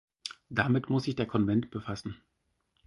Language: German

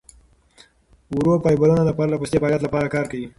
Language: Pashto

